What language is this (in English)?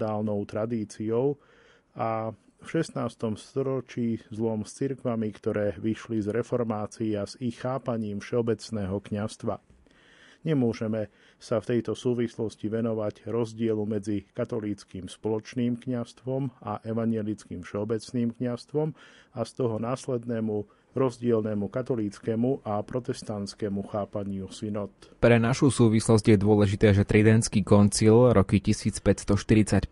Slovak